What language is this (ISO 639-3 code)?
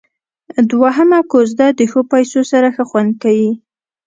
pus